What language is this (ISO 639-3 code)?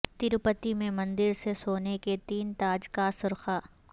urd